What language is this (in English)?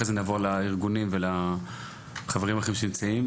Hebrew